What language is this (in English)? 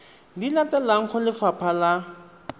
Tswana